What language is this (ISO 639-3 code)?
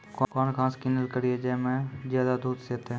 mai